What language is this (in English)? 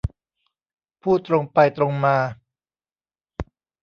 Thai